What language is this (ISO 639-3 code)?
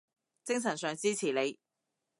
yue